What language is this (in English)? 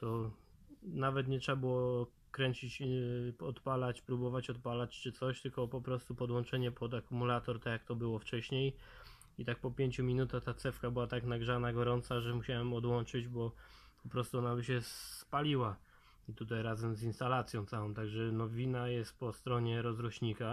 Polish